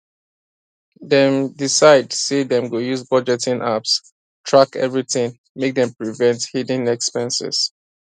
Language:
Nigerian Pidgin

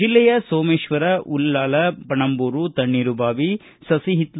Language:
Kannada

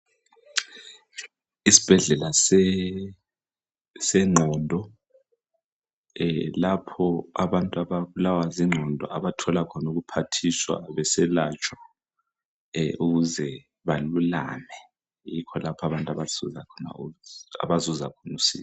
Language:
North Ndebele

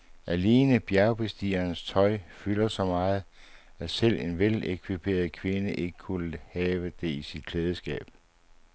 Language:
Danish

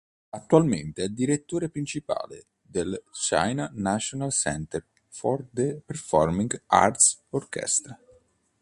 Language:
Italian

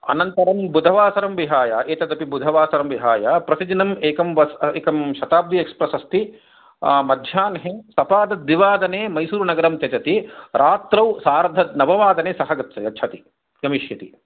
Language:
Sanskrit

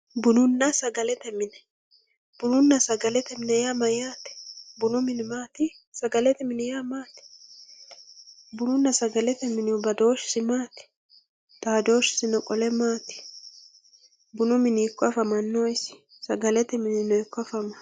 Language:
Sidamo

